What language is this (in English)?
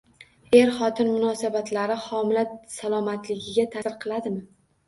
Uzbek